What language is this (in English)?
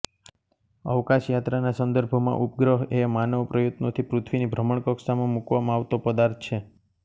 Gujarati